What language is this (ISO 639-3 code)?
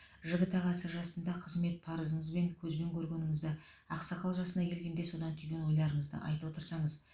kaz